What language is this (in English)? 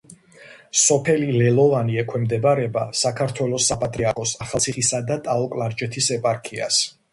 Georgian